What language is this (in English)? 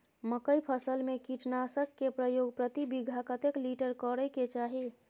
Maithili